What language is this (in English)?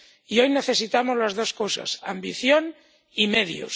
Spanish